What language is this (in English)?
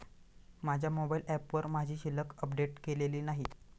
Marathi